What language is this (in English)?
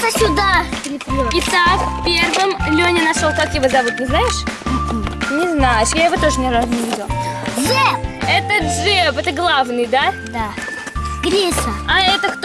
Russian